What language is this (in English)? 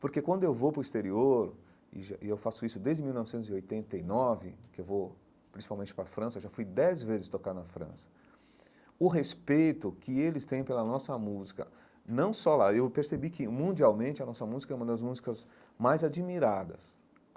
Portuguese